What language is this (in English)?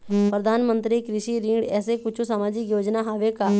Chhattisgarhi